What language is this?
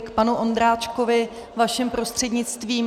Czech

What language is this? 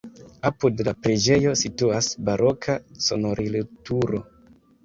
Esperanto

